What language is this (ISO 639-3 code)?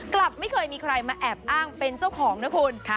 tha